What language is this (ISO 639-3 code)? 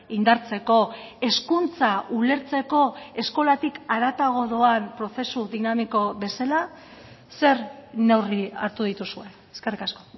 eus